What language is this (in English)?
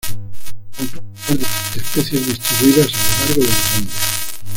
Spanish